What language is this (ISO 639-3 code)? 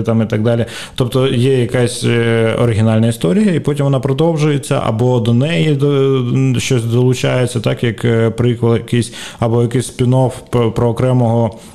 ukr